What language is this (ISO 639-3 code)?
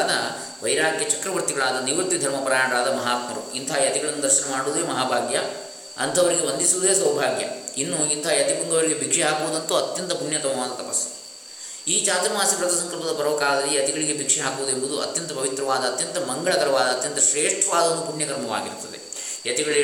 kan